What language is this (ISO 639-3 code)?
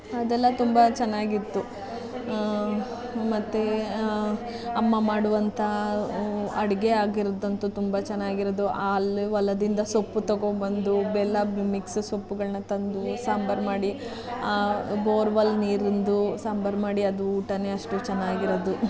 kan